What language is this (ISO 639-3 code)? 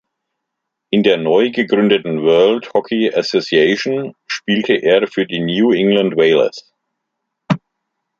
deu